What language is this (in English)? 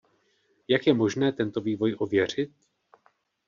Czech